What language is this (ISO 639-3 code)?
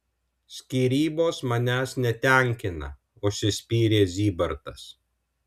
lit